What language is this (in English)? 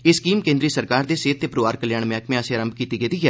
Dogri